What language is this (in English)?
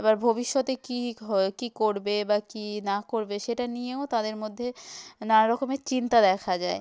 Bangla